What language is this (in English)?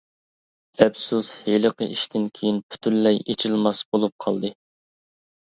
Uyghur